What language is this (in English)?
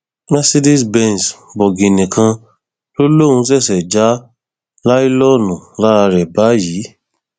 Yoruba